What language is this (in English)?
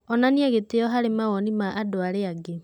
Kikuyu